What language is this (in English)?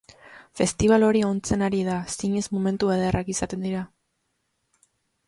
Basque